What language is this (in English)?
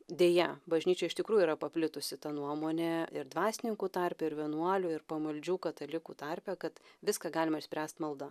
Lithuanian